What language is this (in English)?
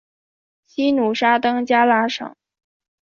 Chinese